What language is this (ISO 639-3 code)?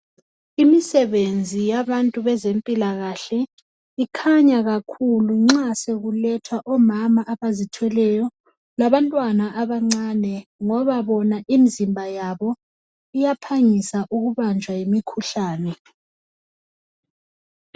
nde